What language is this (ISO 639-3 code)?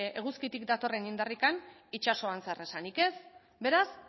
eus